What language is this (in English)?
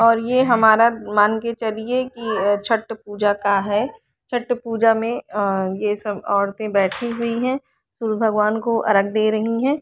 Hindi